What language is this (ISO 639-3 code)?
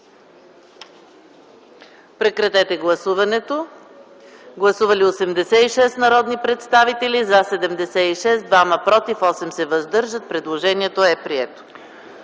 bul